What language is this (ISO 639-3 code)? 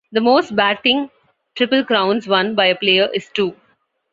eng